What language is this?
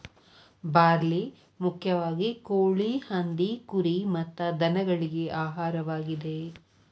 Kannada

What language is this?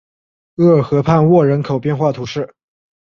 Chinese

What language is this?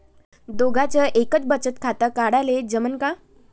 Marathi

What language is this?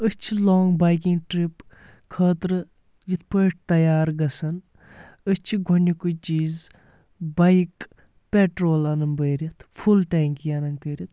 Kashmiri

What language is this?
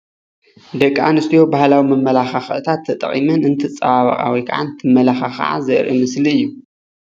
Tigrinya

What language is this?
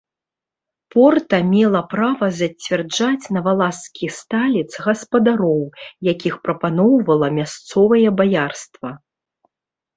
Belarusian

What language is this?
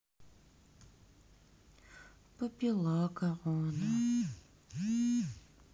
Russian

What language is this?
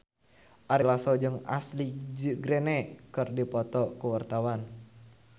Sundanese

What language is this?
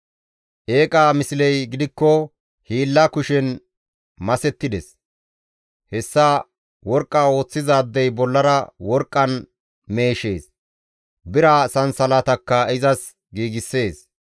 Gamo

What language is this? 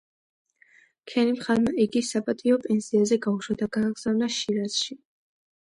Georgian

